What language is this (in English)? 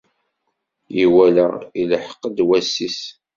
Kabyle